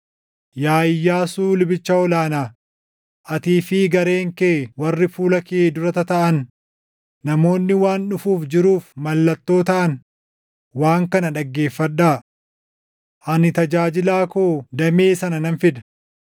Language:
Oromo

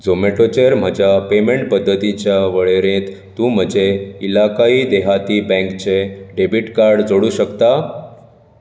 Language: Konkani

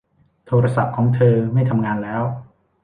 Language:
Thai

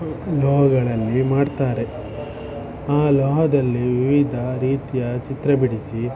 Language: Kannada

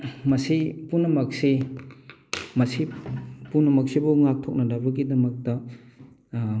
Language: Manipuri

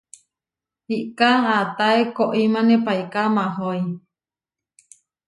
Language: Huarijio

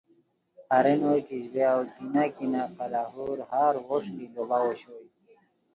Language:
Khowar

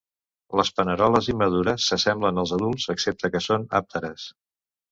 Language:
Catalan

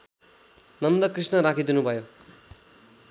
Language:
Nepali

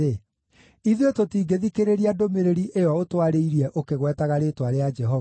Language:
Kikuyu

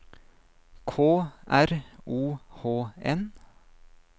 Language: Norwegian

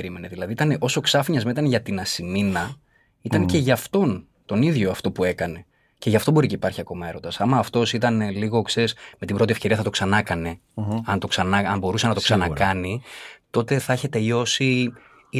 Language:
Greek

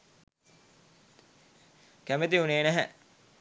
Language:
Sinhala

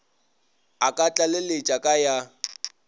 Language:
Northern Sotho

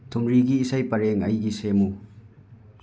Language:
Manipuri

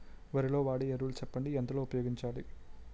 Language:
Telugu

